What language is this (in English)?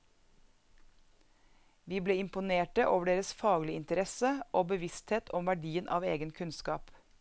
Norwegian